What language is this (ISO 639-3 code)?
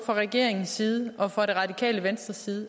dan